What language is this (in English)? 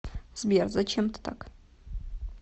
Russian